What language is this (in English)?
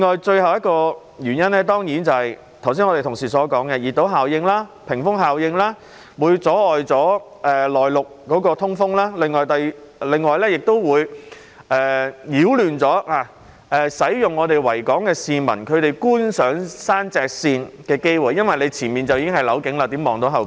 Cantonese